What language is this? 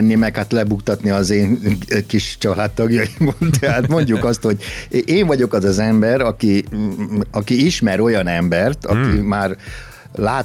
Hungarian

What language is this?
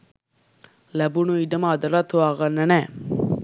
Sinhala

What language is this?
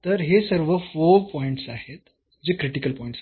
Marathi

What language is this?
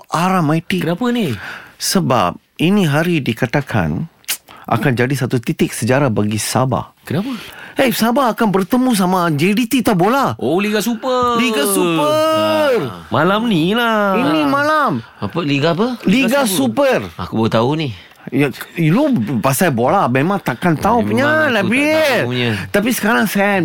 Malay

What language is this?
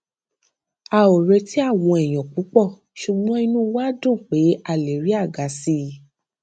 Yoruba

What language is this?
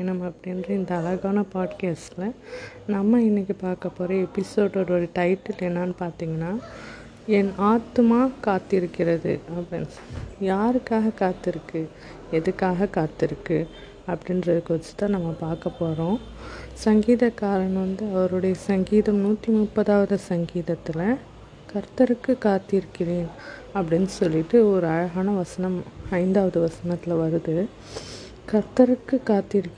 Tamil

